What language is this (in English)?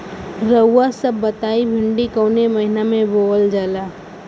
Bhojpuri